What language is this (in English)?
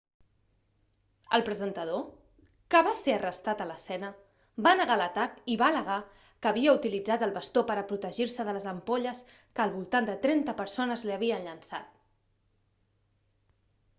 Catalan